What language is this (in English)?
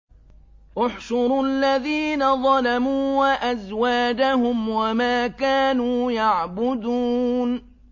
Arabic